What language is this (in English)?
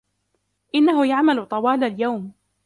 Arabic